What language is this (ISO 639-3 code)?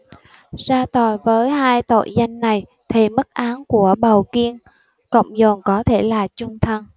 vie